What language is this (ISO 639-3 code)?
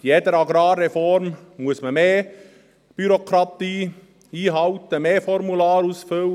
gsw